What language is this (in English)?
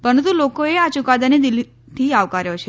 Gujarati